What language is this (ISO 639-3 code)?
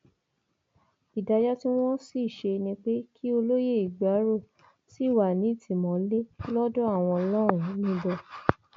yor